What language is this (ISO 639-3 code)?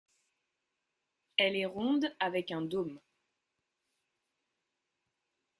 fra